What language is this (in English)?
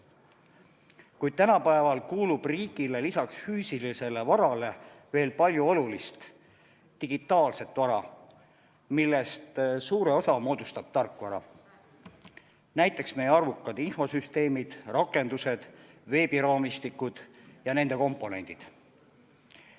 Estonian